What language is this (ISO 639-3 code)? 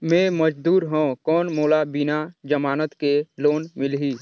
hne